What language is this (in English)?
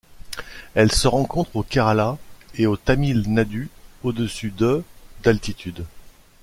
French